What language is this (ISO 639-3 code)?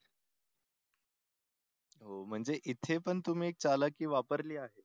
mar